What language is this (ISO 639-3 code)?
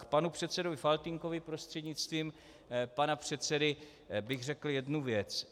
ces